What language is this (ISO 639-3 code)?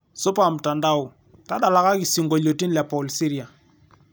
mas